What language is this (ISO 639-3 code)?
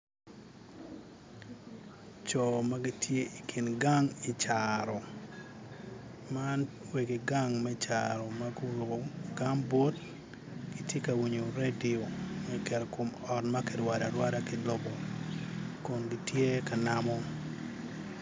ach